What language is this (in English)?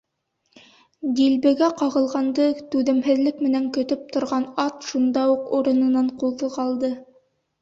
Bashkir